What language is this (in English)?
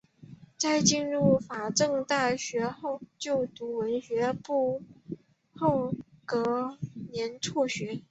Chinese